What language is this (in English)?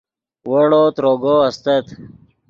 Yidgha